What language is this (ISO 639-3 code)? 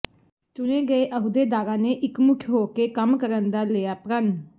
pan